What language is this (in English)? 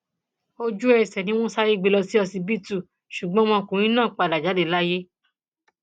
Yoruba